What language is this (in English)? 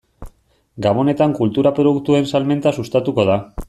Basque